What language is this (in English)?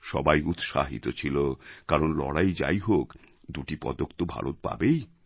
Bangla